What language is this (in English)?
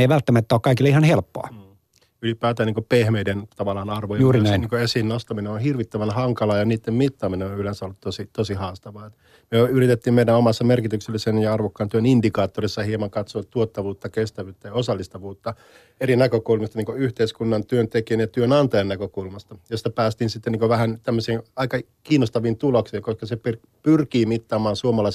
Finnish